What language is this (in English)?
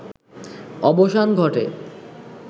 Bangla